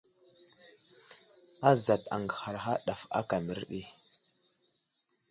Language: Wuzlam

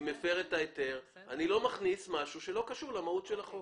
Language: Hebrew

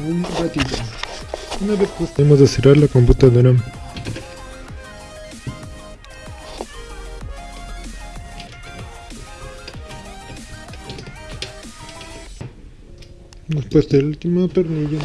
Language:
Spanish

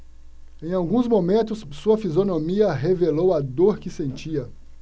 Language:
Portuguese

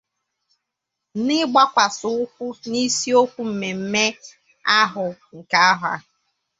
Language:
Igbo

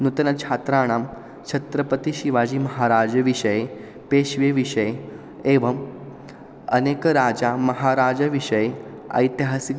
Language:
Sanskrit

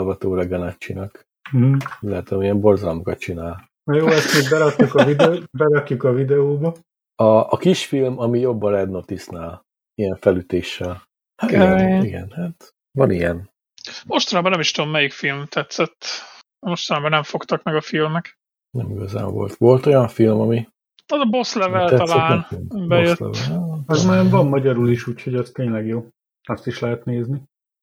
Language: Hungarian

